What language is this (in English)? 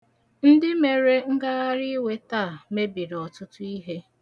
Igbo